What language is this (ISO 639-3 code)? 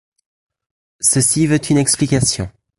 fra